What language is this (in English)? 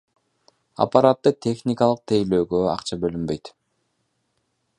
Kyrgyz